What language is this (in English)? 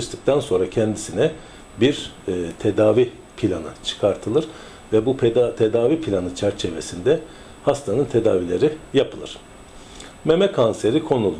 Turkish